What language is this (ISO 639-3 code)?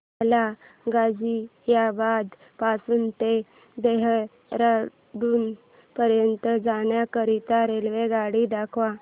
mar